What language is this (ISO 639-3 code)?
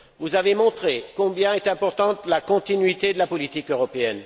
fra